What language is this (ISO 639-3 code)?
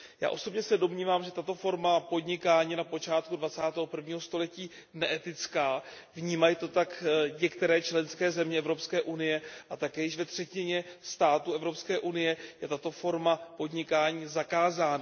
ces